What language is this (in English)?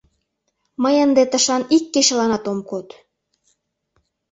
Mari